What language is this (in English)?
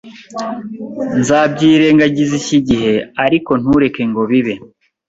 Kinyarwanda